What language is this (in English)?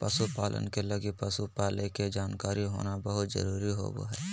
Magahi